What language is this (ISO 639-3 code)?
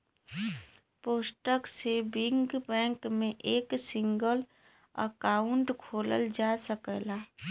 bho